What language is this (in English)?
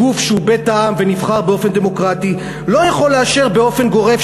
Hebrew